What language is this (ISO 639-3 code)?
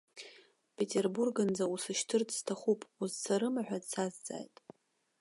abk